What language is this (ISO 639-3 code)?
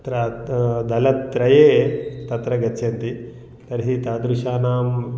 san